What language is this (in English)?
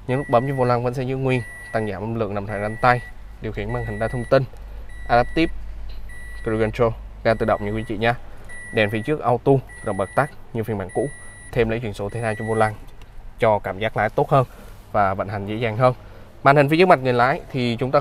Vietnamese